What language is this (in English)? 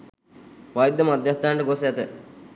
Sinhala